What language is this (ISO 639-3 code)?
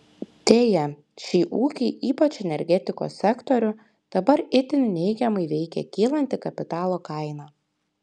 lit